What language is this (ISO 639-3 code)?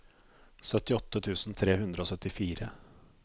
nor